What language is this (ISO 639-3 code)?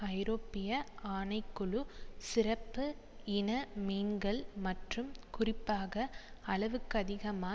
tam